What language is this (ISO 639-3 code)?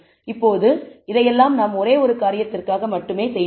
tam